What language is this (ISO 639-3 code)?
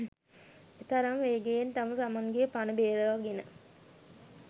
sin